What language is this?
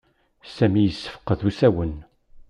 Kabyle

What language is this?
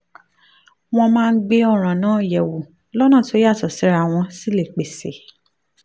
Yoruba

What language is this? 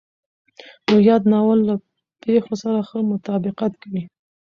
Pashto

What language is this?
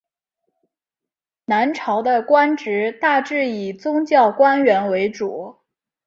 Chinese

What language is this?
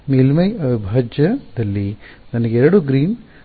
Kannada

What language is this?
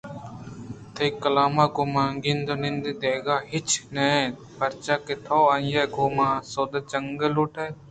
Eastern Balochi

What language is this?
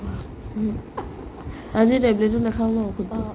Assamese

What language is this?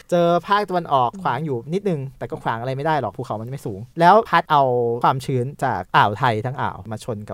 Thai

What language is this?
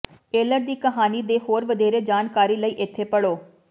Punjabi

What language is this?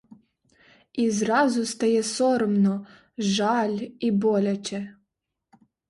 Ukrainian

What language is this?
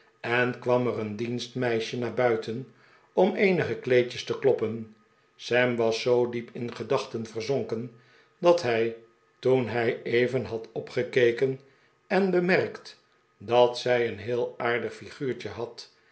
Dutch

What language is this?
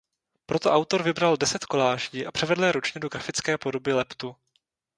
Czech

